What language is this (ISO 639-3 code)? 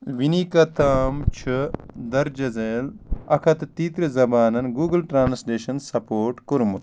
kas